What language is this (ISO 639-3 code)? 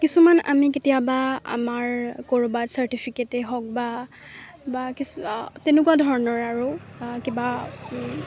asm